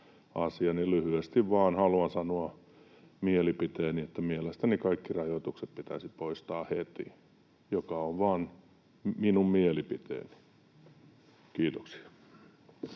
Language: Finnish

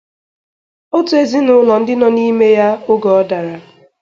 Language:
Igbo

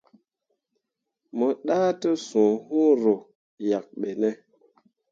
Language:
Mundang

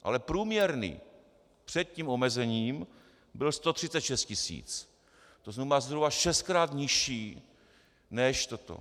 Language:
Czech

